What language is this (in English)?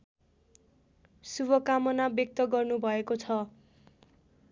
Nepali